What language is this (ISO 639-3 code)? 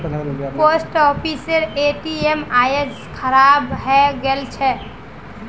mag